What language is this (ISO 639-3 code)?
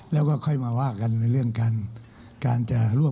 tha